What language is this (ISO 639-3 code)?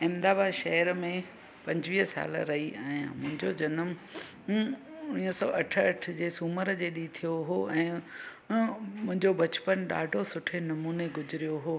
snd